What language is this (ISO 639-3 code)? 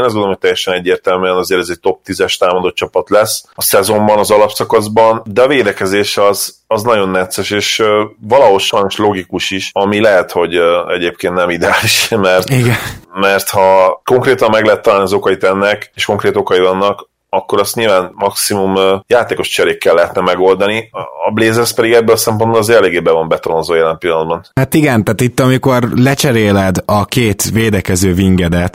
hun